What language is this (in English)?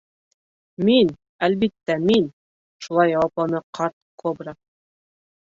Bashkir